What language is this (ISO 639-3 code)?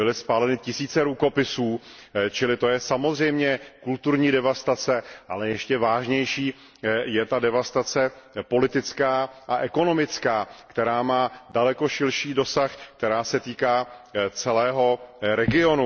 ces